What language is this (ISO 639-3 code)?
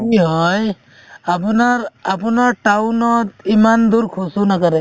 asm